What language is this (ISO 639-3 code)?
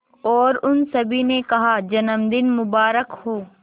hin